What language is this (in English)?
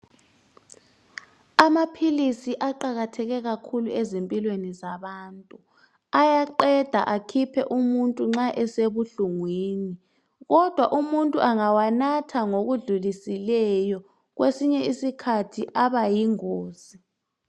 North Ndebele